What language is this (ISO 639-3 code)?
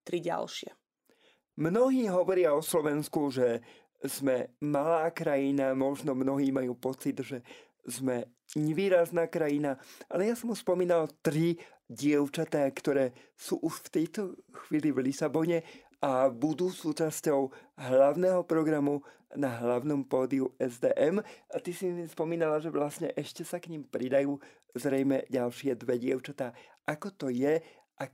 slk